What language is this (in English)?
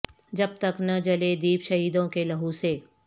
Urdu